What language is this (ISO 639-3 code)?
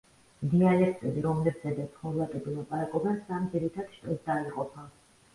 kat